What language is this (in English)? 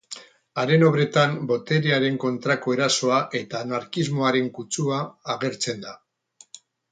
Basque